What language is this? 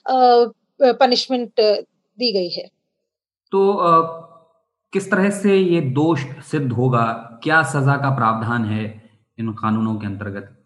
Hindi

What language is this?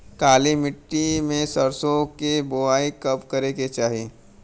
Bhojpuri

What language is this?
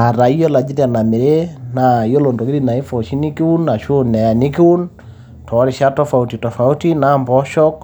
Masai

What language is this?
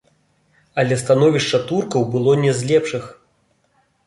Belarusian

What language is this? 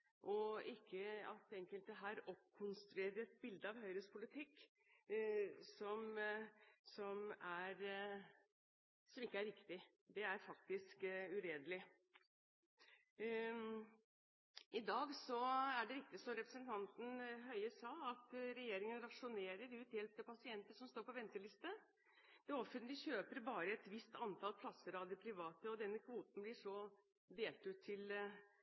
Norwegian Bokmål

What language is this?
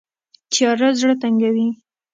Pashto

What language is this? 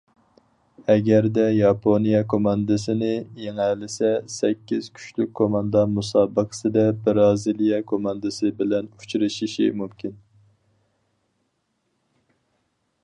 Uyghur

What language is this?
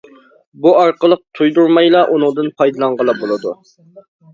Uyghur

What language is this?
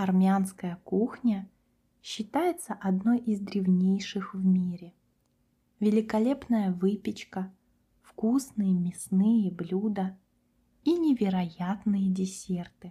Russian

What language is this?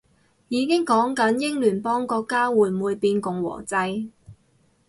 Cantonese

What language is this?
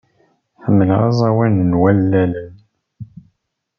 Kabyle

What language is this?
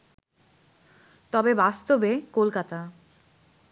Bangla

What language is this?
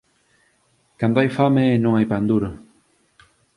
Galician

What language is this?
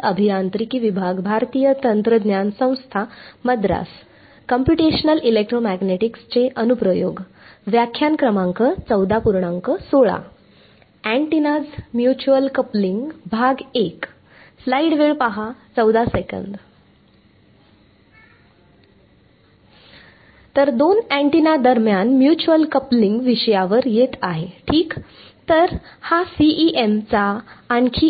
Marathi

